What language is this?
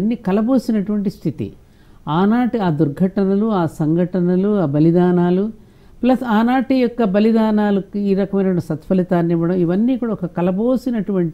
Telugu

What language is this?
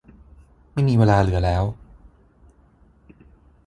Thai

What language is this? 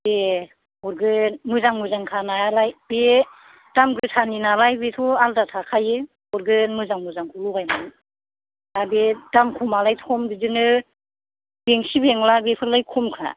Bodo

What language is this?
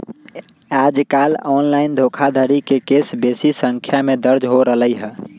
Magahi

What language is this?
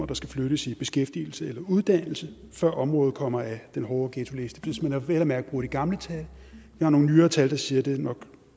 Danish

